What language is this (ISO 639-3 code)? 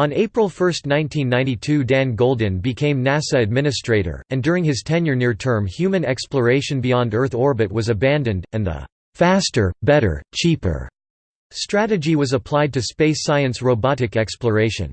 eng